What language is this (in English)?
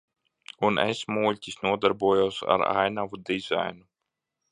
Latvian